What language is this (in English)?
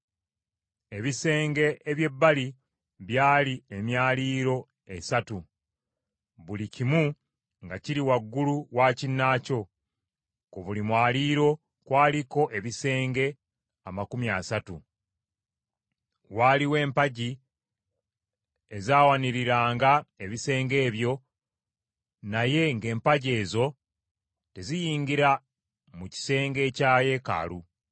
Ganda